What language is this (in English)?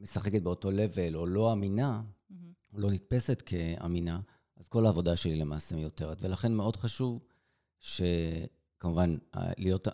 Hebrew